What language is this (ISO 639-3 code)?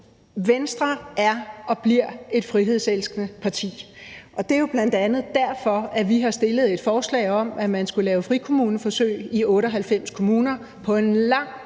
dan